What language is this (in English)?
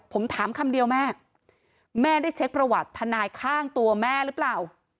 Thai